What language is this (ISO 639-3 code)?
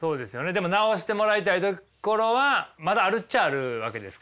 jpn